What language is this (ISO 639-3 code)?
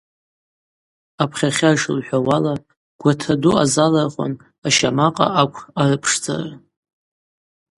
abq